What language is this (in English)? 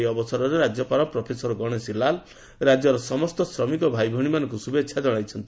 Odia